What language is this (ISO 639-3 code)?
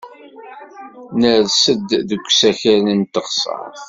kab